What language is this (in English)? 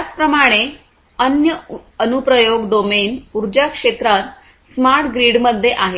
Marathi